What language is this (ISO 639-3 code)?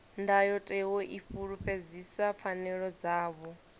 ven